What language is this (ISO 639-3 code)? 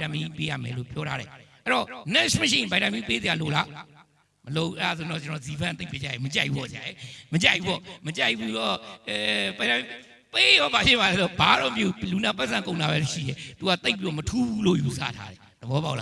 spa